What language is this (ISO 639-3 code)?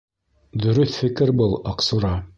bak